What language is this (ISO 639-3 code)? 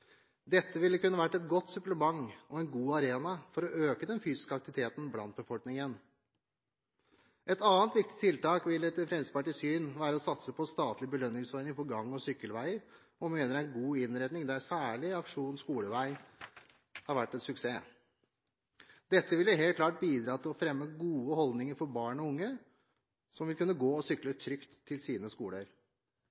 nob